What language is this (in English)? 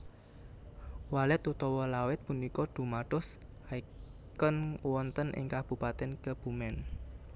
Javanese